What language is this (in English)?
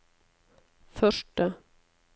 Norwegian